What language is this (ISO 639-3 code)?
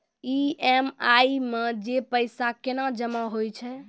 mai